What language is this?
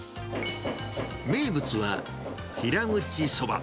Japanese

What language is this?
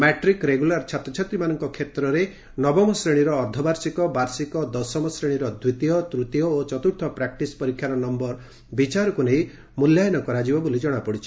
Odia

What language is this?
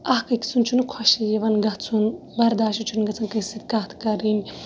Kashmiri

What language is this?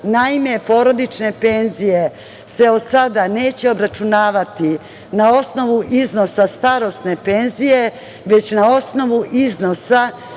Serbian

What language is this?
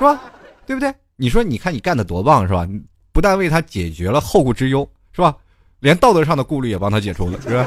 Chinese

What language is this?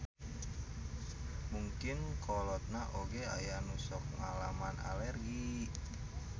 Sundanese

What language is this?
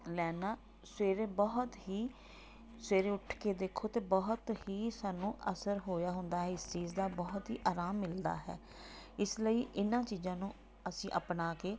Punjabi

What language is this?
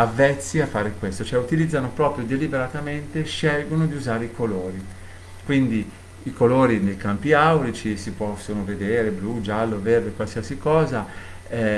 Italian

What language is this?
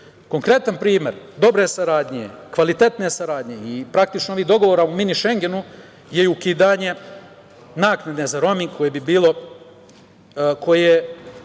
Serbian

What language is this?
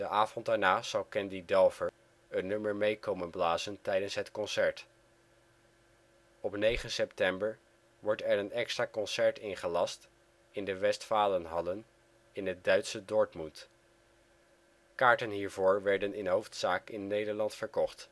Dutch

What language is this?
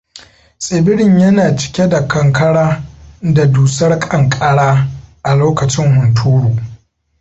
Hausa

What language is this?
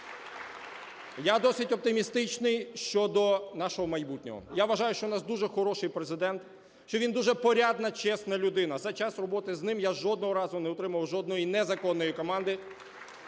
Ukrainian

